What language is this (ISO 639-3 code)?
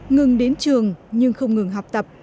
vie